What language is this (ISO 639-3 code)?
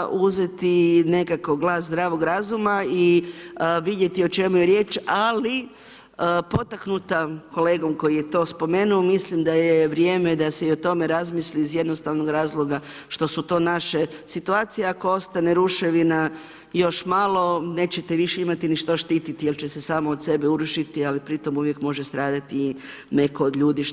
hrv